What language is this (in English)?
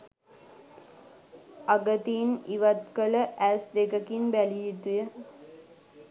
Sinhala